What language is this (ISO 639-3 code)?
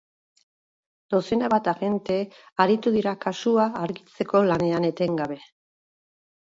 eus